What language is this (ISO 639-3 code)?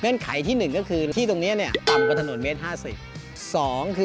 tha